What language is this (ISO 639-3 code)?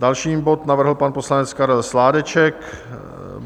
ces